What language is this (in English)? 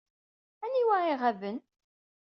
Kabyle